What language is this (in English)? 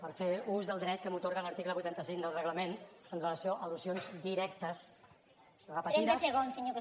Catalan